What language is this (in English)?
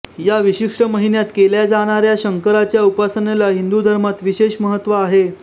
Marathi